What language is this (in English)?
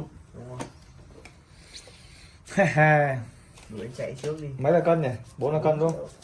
Vietnamese